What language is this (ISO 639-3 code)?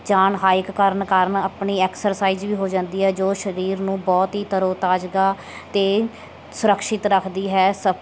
pan